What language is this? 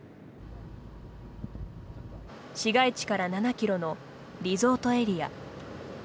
Japanese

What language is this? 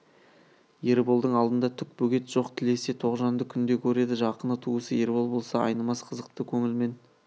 Kazakh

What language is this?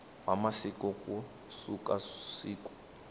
Tsonga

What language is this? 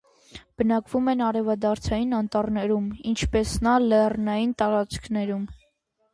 Armenian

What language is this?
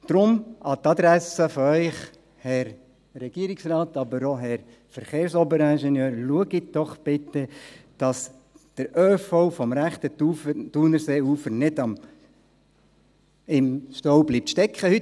Swiss German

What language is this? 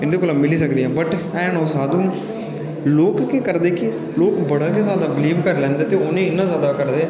Dogri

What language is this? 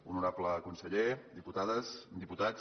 Catalan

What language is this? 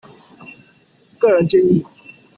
Chinese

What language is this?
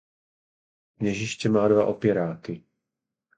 Czech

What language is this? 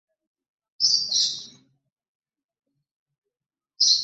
Ganda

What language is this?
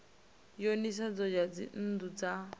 Venda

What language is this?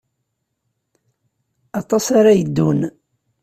Kabyle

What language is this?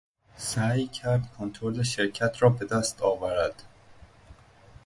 Persian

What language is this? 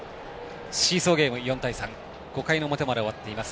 Japanese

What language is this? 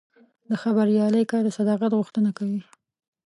Pashto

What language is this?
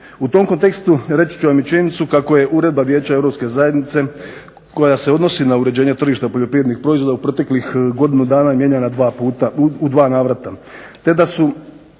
Croatian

